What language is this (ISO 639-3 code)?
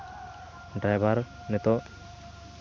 sat